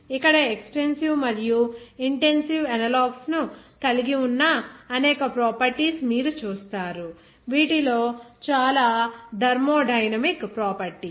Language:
Telugu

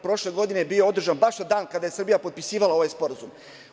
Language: Serbian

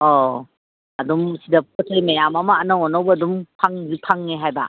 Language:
Manipuri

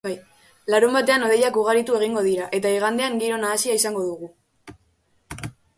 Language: Basque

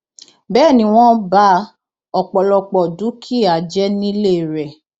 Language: Yoruba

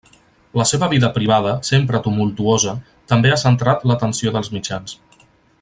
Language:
Catalan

